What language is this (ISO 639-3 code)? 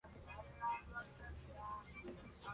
spa